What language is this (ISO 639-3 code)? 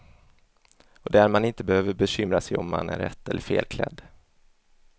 swe